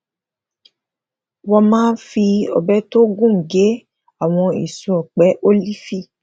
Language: Yoruba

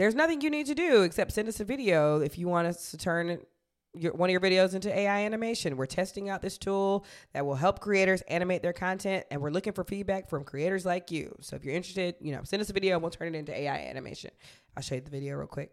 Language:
English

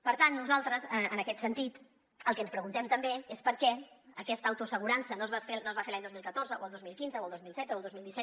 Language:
Catalan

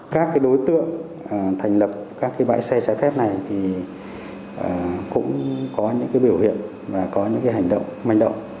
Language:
Vietnamese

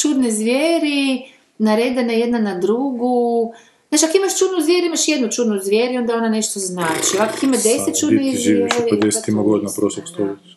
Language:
Croatian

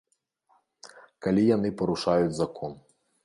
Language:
Belarusian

